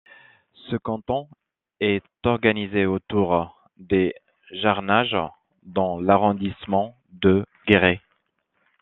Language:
French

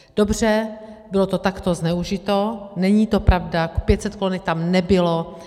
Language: Czech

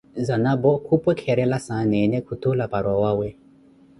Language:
Koti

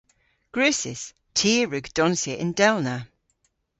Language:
Cornish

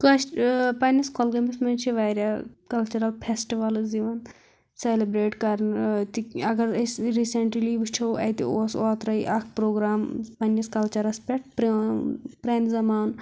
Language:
Kashmiri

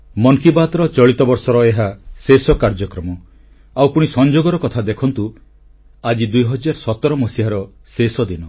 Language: Odia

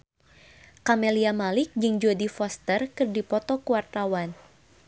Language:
Sundanese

